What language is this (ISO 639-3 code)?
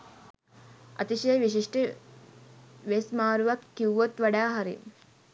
sin